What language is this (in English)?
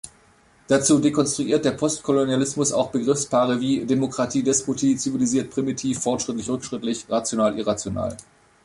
German